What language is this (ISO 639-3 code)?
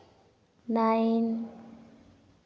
sat